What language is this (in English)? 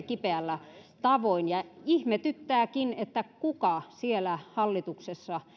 Finnish